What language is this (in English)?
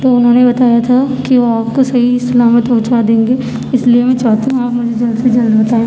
Urdu